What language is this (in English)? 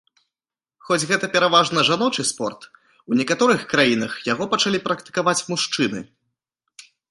Belarusian